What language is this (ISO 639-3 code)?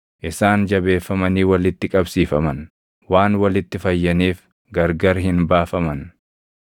orm